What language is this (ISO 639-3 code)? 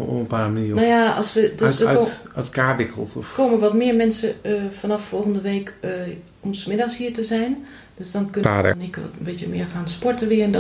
nld